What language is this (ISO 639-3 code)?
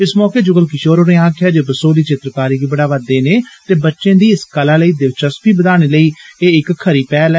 doi